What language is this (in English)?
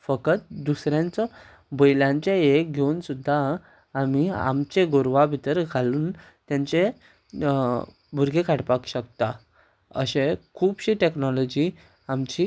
Konkani